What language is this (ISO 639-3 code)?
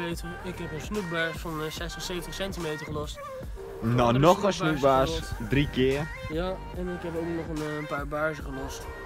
nld